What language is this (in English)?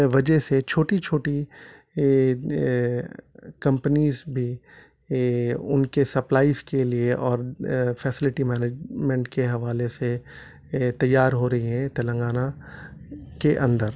Urdu